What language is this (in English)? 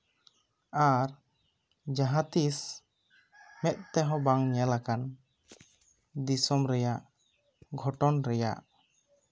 Santali